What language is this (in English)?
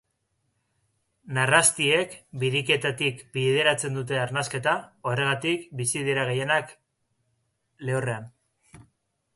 Basque